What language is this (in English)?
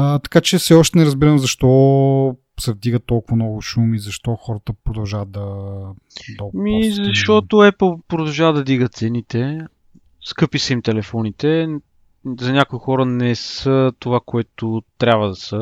Bulgarian